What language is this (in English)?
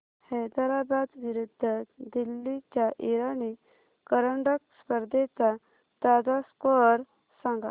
Marathi